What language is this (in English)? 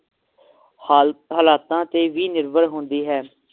Punjabi